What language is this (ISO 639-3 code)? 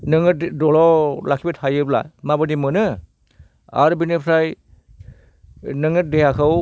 brx